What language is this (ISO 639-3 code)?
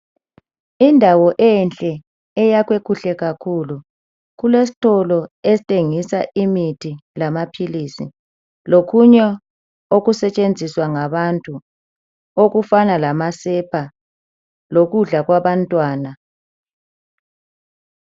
nde